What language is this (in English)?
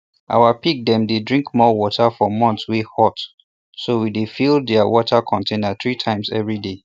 Nigerian Pidgin